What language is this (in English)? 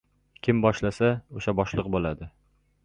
Uzbek